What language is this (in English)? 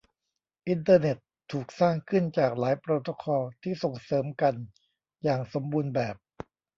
Thai